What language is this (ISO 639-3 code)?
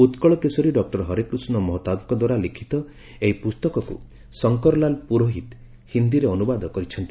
ori